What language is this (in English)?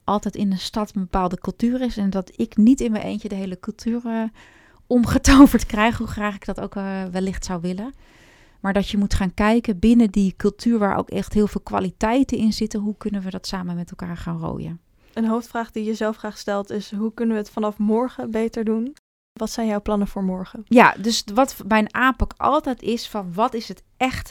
Dutch